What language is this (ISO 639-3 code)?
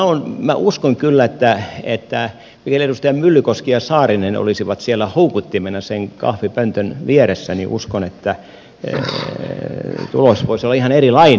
fin